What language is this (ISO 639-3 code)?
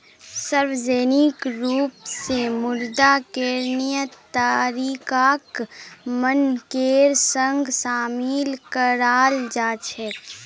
mag